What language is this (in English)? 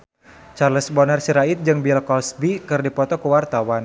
Sundanese